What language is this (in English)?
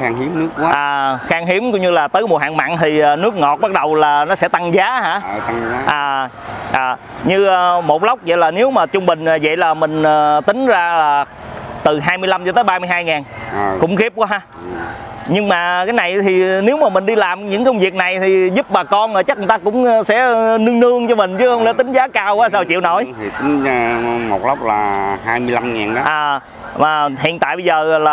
Vietnamese